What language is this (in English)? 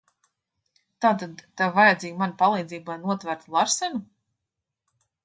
Latvian